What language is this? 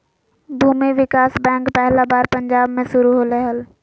Magahi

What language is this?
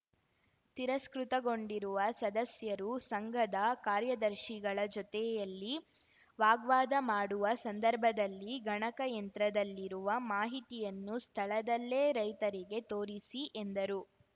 Kannada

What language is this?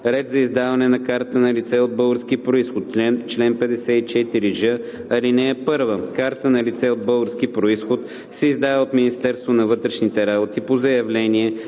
Bulgarian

